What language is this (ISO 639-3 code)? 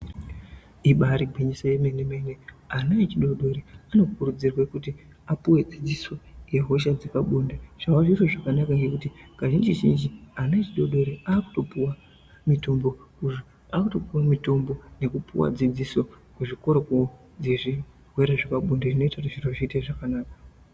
ndc